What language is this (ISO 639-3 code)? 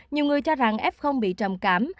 vie